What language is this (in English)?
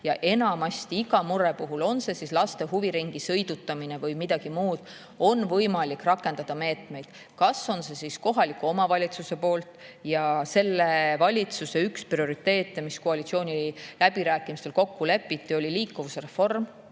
Estonian